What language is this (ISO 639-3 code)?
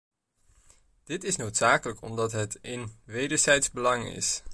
nld